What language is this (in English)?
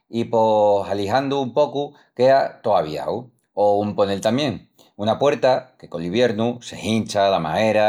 Extremaduran